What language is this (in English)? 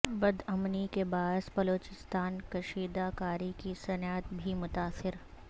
Urdu